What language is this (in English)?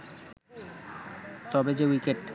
Bangla